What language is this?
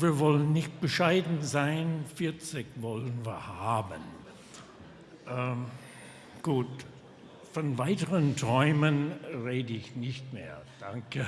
German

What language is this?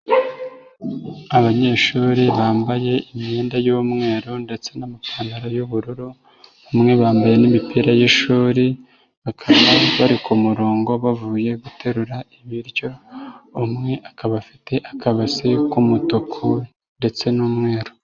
Kinyarwanda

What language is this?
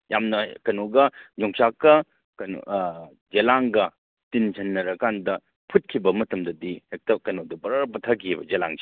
Manipuri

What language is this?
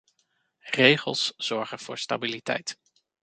Dutch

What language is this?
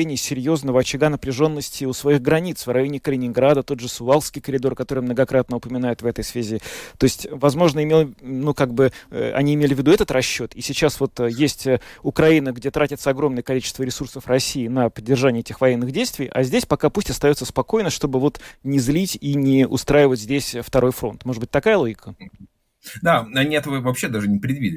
Russian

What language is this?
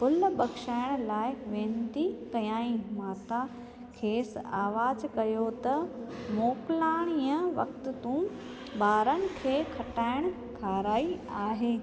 Sindhi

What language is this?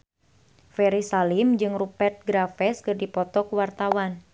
Sundanese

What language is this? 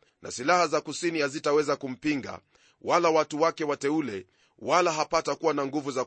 Swahili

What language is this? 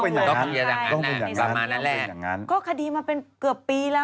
Thai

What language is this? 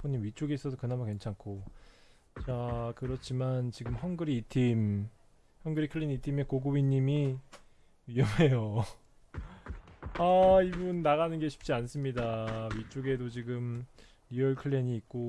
Korean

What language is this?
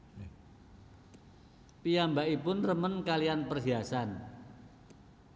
Javanese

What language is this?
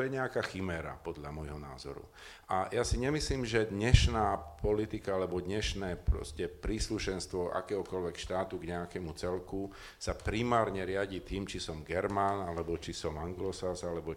Slovak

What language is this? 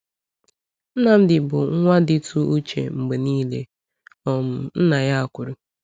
Igbo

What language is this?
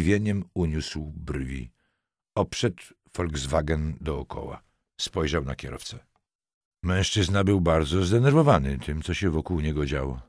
Polish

